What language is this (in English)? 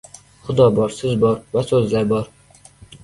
Uzbek